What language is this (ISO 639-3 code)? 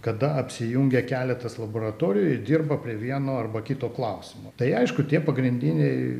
lit